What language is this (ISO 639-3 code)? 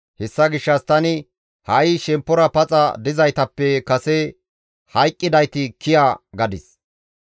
gmv